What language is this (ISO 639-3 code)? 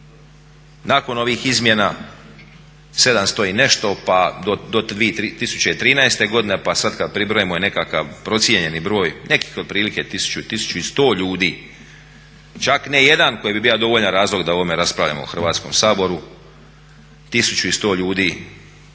hrv